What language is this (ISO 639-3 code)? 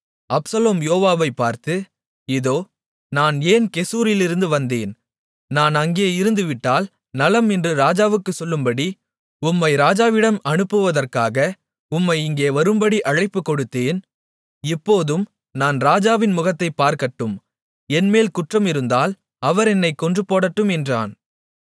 tam